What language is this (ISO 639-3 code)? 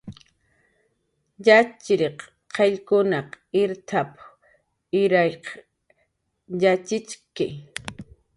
jqr